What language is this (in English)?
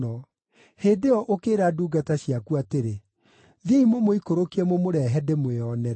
Kikuyu